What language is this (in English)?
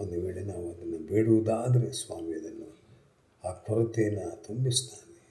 Kannada